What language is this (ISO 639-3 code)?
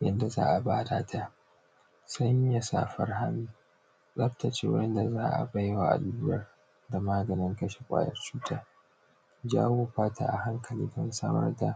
hau